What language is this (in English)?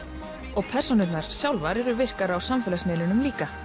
Icelandic